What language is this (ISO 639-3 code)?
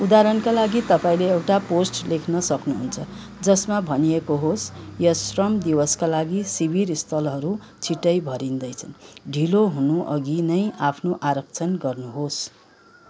nep